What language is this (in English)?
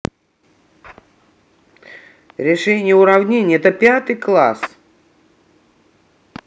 Russian